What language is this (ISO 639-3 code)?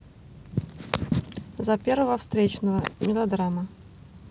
rus